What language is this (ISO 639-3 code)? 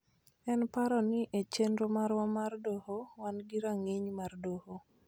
luo